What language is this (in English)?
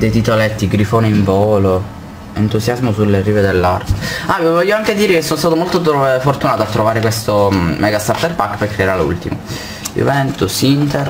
Italian